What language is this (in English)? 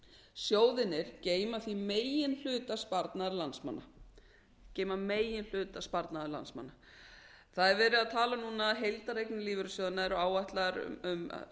Icelandic